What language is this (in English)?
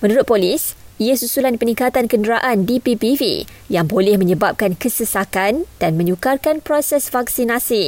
Malay